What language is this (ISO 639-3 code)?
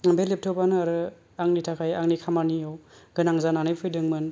brx